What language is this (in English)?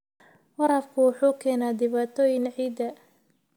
Somali